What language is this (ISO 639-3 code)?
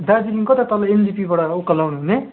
nep